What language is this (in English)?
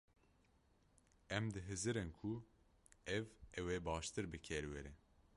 Kurdish